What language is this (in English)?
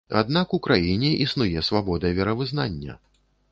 Belarusian